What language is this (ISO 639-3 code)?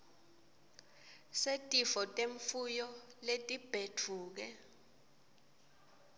ssw